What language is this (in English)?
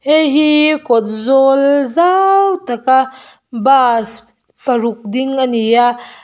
Mizo